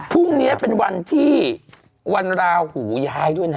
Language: Thai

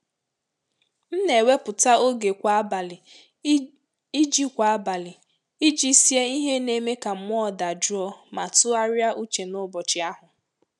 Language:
Igbo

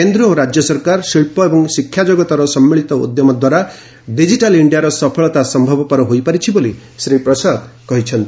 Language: Odia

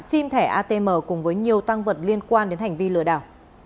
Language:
Vietnamese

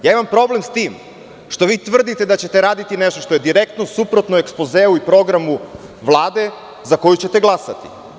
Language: Serbian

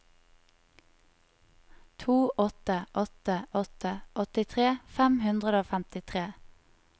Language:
Norwegian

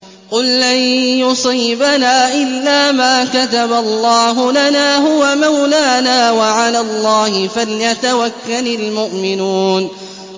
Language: Arabic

